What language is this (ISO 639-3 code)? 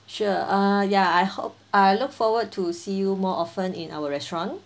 eng